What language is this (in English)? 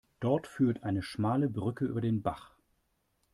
German